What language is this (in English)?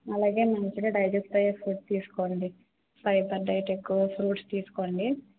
Telugu